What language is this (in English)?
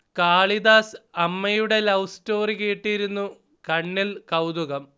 Malayalam